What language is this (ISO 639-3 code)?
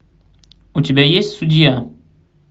rus